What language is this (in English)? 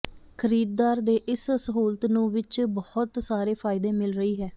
Punjabi